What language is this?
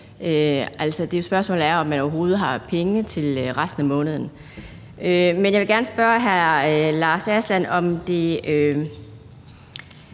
Danish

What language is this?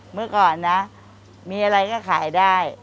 Thai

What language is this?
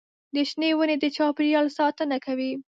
Pashto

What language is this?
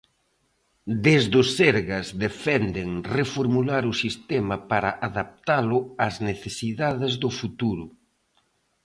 Galician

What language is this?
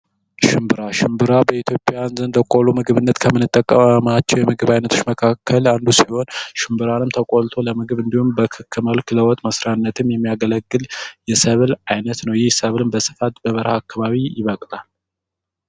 Amharic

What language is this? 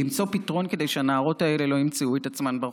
Hebrew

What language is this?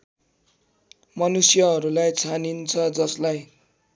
Nepali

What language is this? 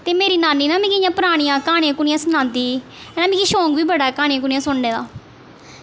Dogri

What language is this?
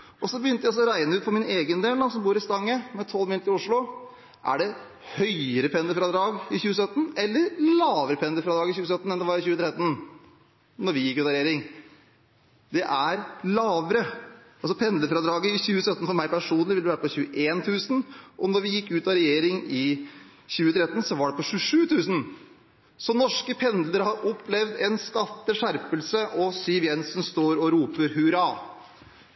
Norwegian Bokmål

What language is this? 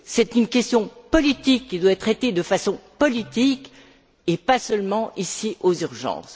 French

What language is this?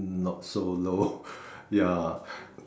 English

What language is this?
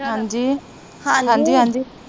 Punjabi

